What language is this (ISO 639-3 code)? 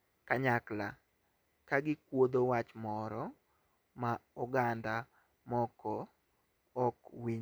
luo